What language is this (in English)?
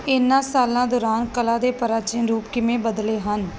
Punjabi